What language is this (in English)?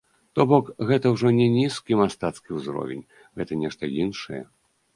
Belarusian